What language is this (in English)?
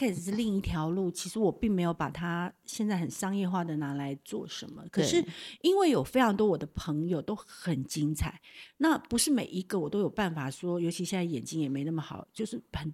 Chinese